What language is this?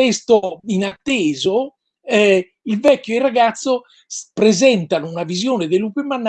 Italian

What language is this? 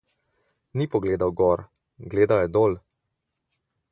Slovenian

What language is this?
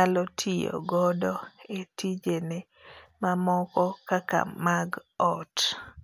Luo (Kenya and Tanzania)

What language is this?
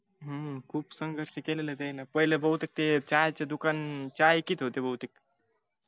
Marathi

